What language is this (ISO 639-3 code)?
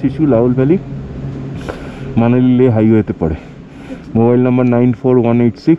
tur